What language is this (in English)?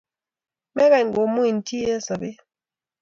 Kalenjin